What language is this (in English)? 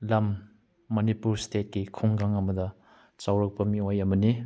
Manipuri